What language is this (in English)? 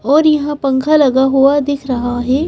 Hindi